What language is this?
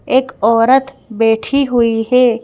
Hindi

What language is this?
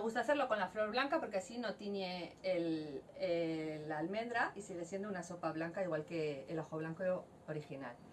Spanish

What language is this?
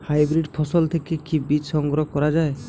Bangla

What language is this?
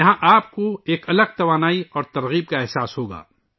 Urdu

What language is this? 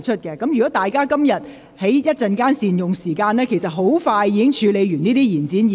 Cantonese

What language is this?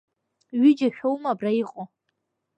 Abkhazian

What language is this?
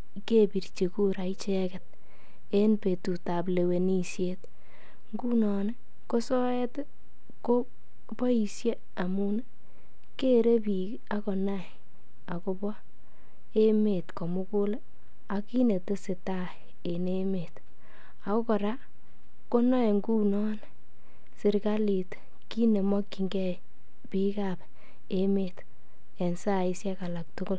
Kalenjin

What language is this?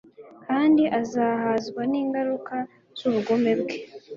Kinyarwanda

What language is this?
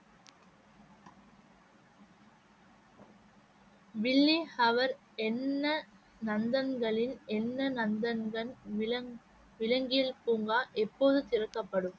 Tamil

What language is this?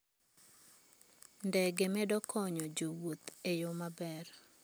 Luo (Kenya and Tanzania)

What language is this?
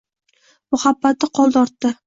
Uzbek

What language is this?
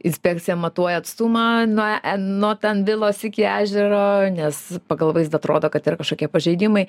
Lithuanian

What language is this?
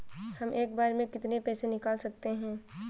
Hindi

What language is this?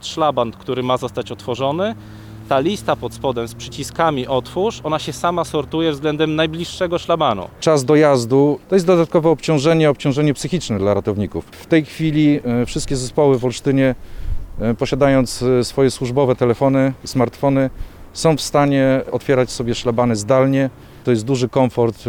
Polish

